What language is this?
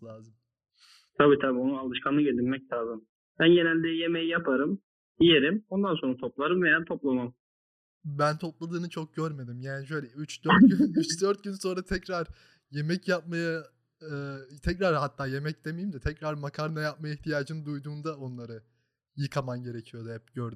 Turkish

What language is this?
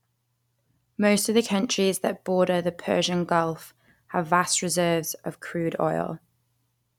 English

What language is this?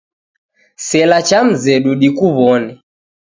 Taita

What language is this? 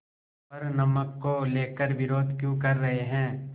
Hindi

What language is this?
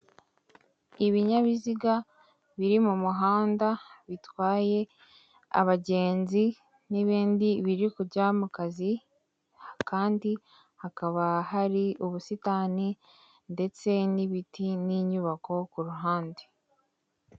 Kinyarwanda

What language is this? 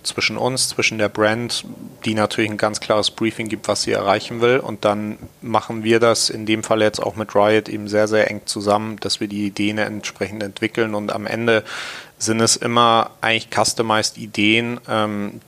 German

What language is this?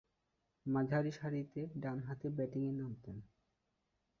Bangla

